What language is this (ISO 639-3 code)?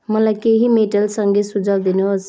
nep